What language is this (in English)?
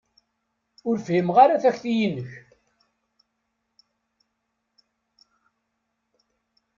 Kabyle